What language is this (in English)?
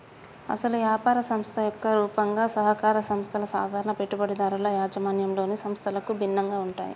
Telugu